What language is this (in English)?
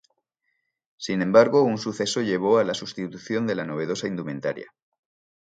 Spanish